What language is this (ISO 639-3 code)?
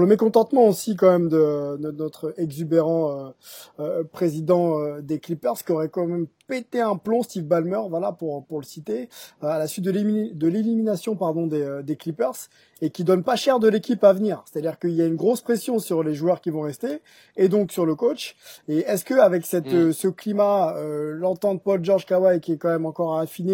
fra